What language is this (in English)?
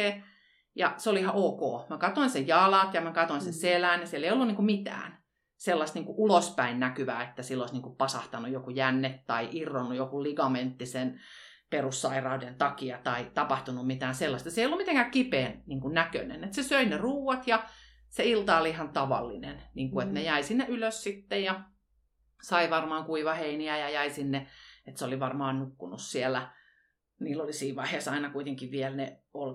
Finnish